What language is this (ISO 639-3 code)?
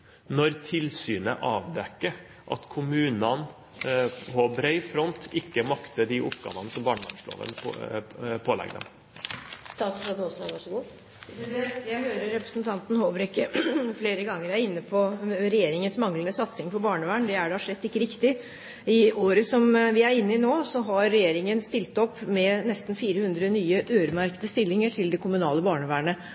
nob